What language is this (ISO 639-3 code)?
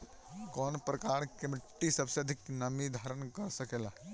bho